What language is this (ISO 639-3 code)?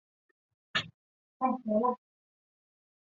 zho